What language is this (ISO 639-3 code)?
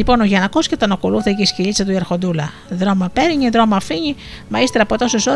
ell